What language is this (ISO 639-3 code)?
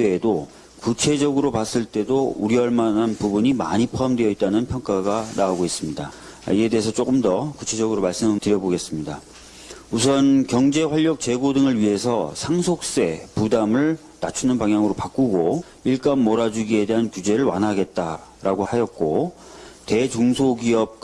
kor